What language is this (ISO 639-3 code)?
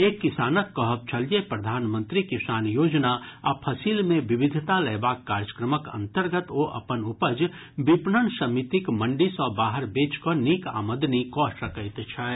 mai